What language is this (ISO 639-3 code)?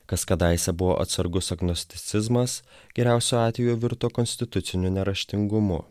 lit